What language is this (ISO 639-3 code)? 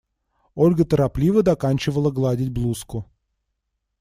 rus